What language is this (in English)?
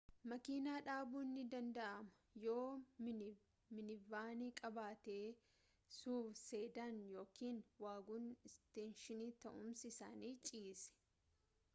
Oromo